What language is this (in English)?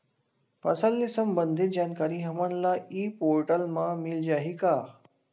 Chhattisgarhi